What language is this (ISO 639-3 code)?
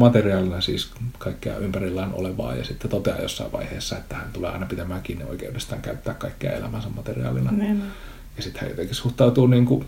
fin